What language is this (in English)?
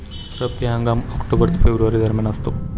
Marathi